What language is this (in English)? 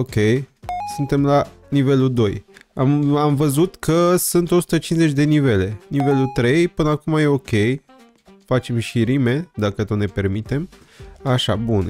Romanian